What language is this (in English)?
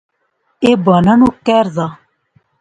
Pahari-Potwari